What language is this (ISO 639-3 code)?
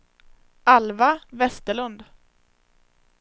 swe